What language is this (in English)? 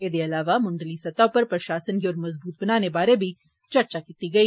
Dogri